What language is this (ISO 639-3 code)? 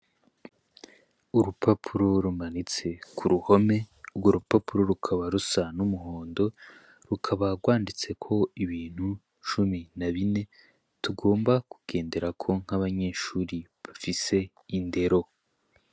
run